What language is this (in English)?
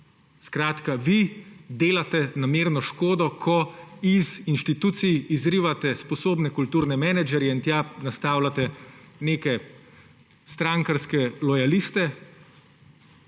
Slovenian